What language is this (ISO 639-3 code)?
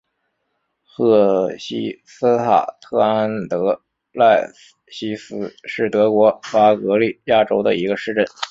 zho